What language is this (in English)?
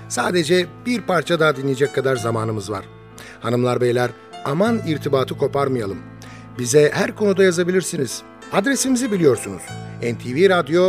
Turkish